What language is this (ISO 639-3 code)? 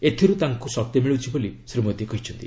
ori